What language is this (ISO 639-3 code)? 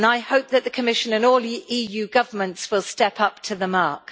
eng